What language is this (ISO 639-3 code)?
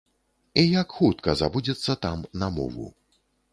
bel